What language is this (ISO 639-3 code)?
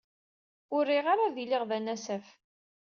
kab